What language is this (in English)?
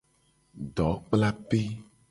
Gen